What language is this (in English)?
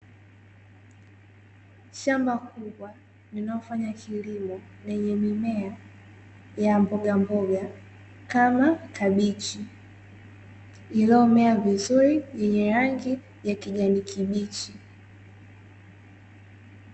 Swahili